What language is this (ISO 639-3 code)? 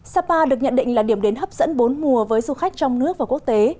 vie